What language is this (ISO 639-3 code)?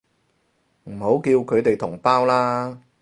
yue